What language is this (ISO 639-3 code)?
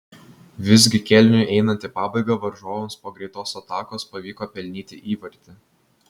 lit